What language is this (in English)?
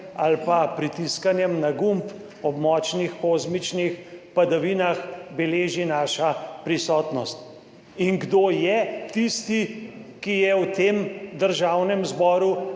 Slovenian